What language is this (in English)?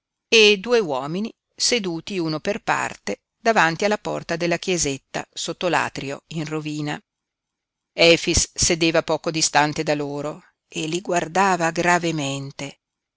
Italian